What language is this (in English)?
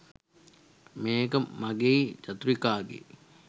Sinhala